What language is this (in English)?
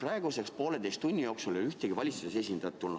Estonian